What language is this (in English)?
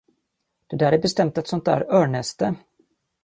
Swedish